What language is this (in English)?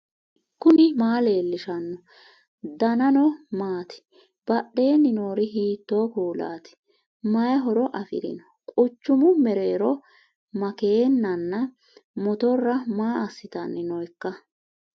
Sidamo